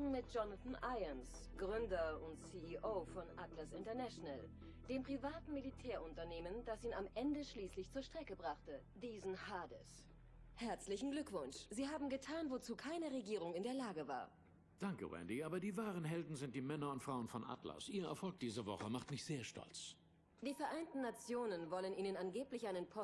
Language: German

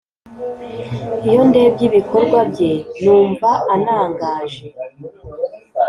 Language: Kinyarwanda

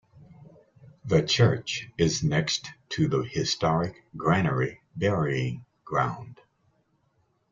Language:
English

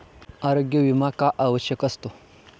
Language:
Marathi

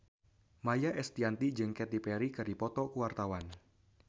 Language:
Sundanese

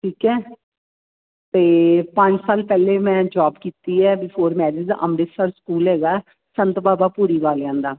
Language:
Punjabi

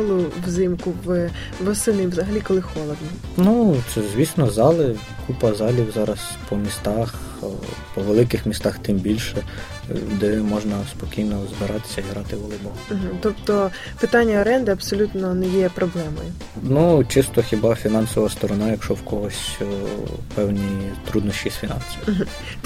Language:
Ukrainian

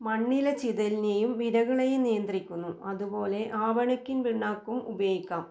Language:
Malayalam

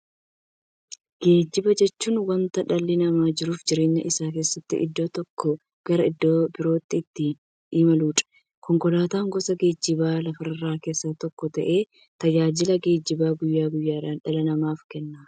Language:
Oromo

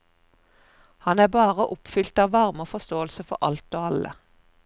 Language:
Norwegian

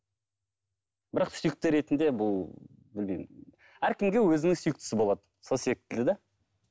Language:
Kazakh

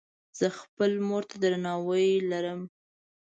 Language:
Pashto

